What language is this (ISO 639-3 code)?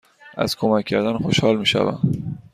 fas